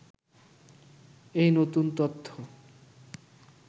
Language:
Bangla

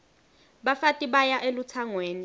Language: Swati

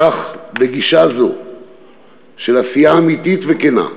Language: Hebrew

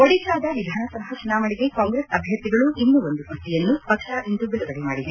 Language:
Kannada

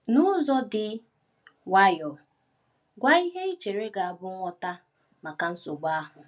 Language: Igbo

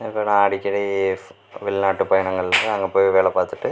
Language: Tamil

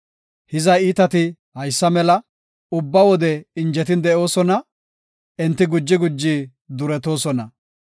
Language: Gofa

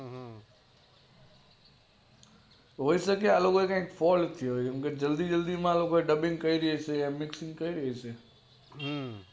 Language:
Gujarati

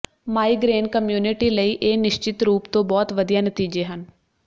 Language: Punjabi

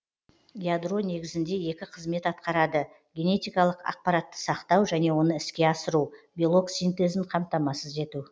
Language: Kazakh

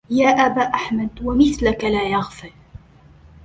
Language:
Arabic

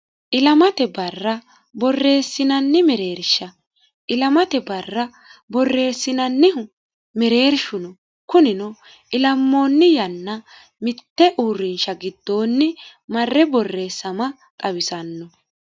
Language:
Sidamo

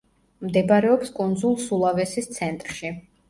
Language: Georgian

